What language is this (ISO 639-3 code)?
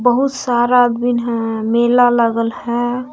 hin